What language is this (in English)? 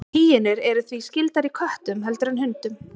Icelandic